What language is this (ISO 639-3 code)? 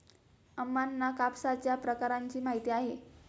mar